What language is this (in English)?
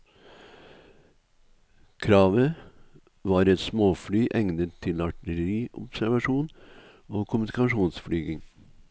Norwegian